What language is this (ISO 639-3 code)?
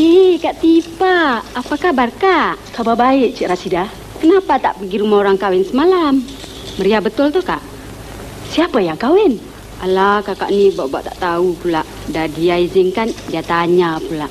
msa